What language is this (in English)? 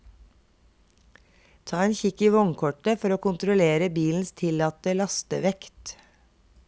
Norwegian